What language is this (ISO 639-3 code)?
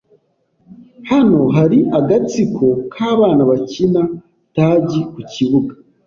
kin